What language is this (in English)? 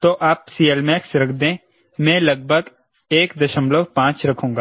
Hindi